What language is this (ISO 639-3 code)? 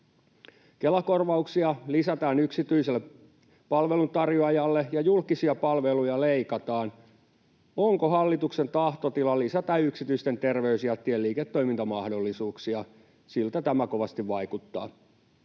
fin